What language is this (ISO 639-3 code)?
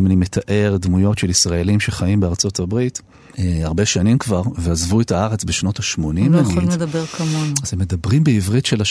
heb